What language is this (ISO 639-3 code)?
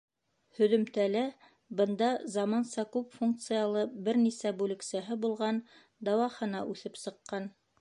bak